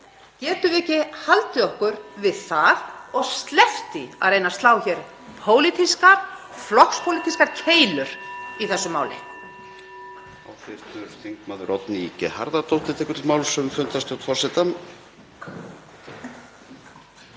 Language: Icelandic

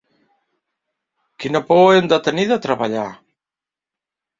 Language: Catalan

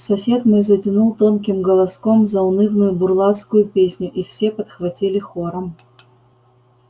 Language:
Russian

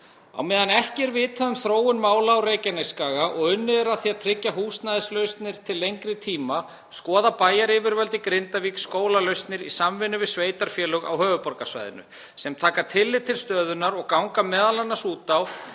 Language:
Icelandic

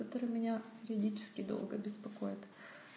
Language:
Russian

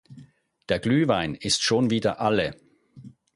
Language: German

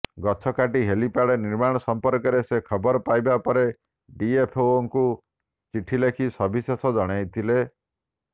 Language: Odia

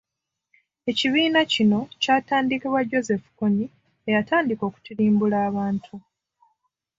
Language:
Ganda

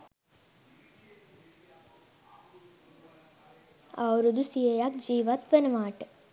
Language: Sinhala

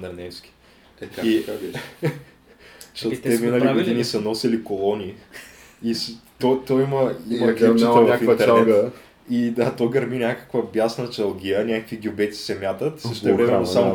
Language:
Bulgarian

